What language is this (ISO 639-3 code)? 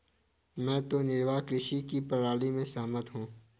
hin